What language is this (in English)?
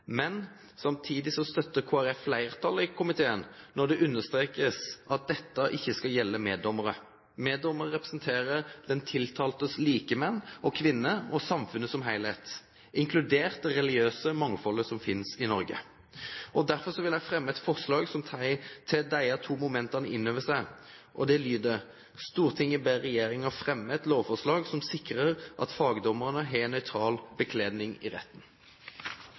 Norwegian Bokmål